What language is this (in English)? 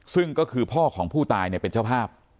Thai